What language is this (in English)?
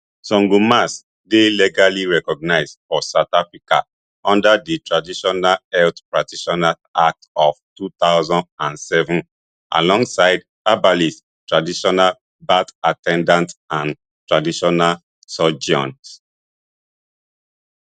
Nigerian Pidgin